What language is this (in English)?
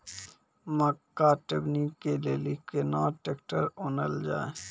Maithili